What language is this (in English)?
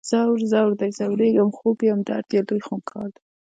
Pashto